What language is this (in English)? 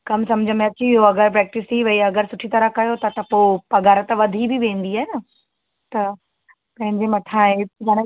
Sindhi